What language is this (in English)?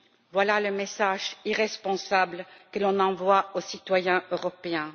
French